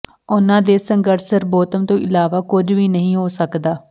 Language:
Punjabi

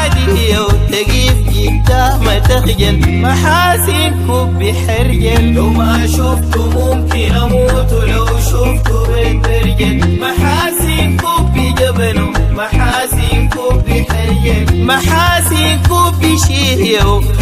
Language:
Arabic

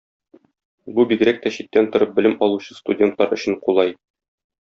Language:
Tatar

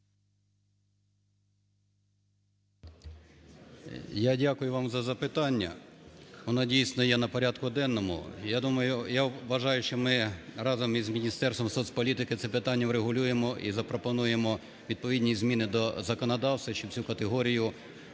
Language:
Ukrainian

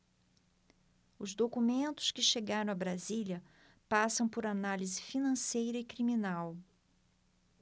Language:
Portuguese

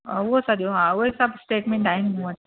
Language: Sindhi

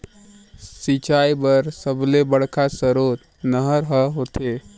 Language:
Chhattisgarhi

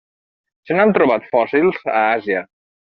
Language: Catalan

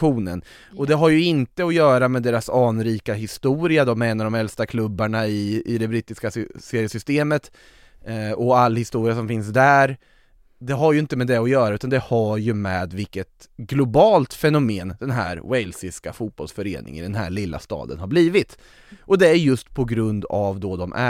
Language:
Swedish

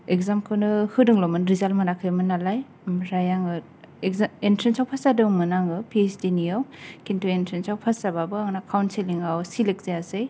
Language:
Bodo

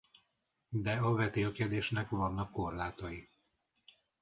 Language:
Hungarian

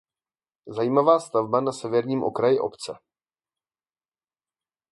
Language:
Czech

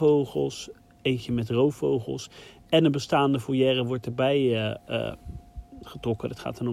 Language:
Dutch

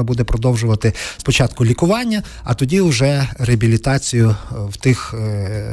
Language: Ukrainian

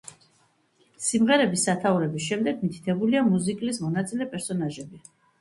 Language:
Georgian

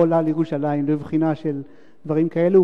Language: Hebrew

